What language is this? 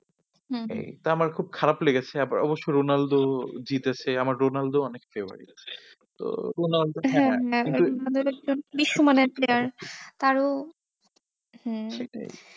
Bangla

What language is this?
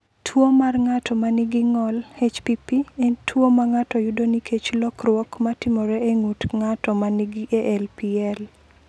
Luo (Kenya and Tanzania)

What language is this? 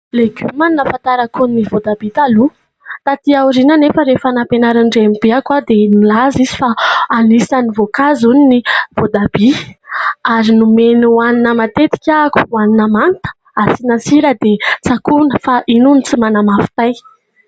Malagasy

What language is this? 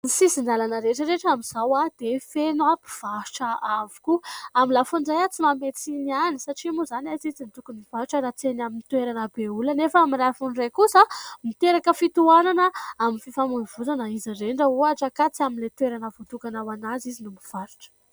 Malagasy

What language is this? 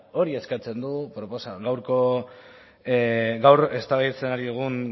Basque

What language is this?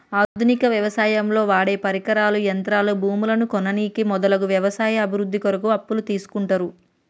Telugu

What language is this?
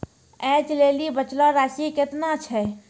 Maithili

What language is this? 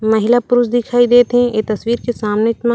Chhattisgarhi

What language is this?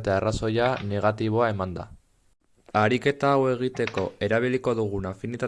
Basque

